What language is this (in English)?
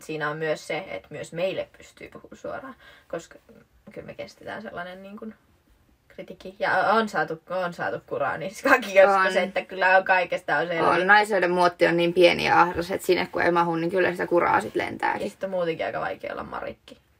Finnish